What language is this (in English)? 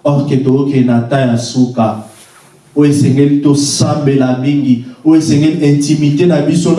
French